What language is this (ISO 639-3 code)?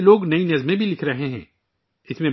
urd